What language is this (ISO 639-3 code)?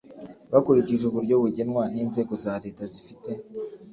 kin